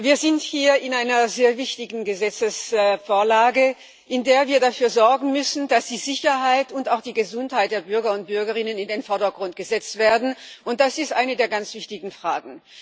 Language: German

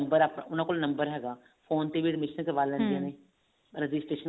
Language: Punjabi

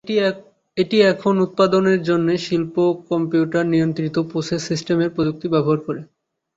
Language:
Bangla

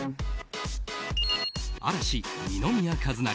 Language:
Japanese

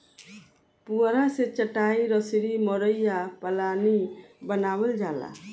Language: Bhojpuri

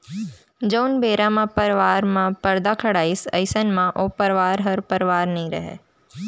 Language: Chhattisgarhi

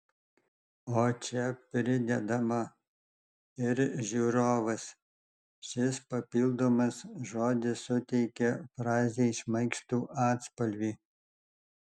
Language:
Lithuanian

